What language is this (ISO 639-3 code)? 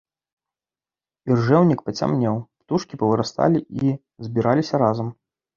bel